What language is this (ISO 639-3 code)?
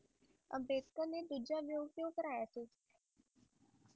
pan